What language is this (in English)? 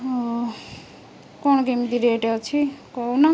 Odia